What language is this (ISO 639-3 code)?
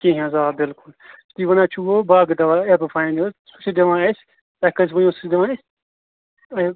kas